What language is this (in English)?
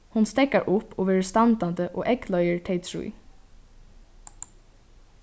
Faroese